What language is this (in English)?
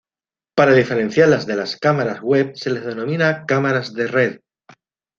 Spanish